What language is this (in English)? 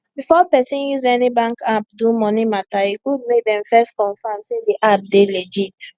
Nigerian Pidgin